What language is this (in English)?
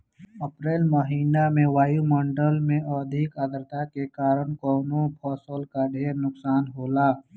Bhojpuri